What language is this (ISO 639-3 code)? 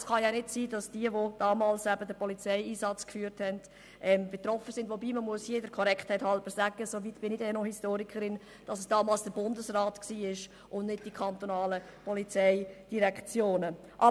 gsw